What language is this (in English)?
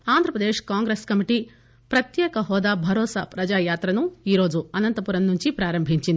Telugu